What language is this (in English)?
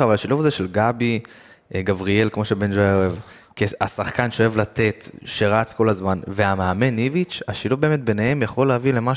Hebrew